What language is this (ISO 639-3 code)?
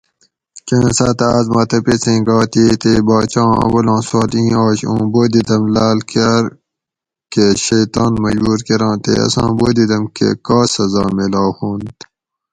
gwc